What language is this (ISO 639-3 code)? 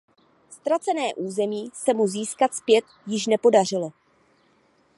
ces